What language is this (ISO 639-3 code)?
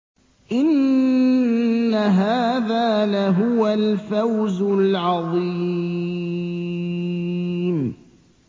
ara